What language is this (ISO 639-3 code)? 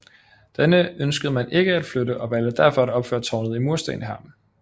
dan